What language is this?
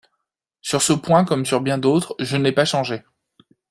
French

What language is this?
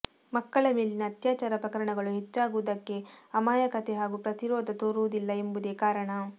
Kannada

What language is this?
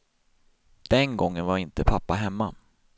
Swedish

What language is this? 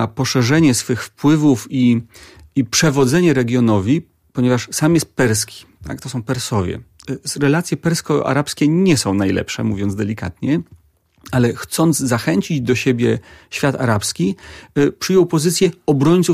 Polish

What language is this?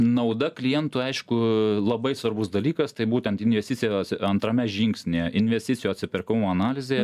Lithuanian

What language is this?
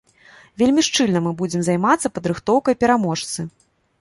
Belarusian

